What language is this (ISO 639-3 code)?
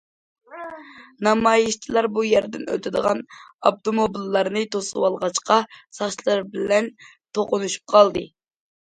uig